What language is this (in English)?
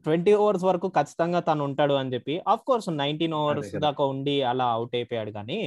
Telugu